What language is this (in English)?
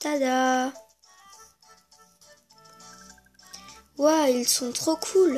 French